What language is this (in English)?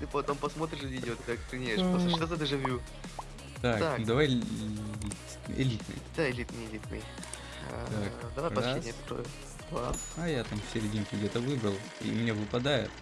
Russian